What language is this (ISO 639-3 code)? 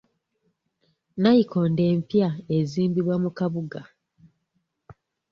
lug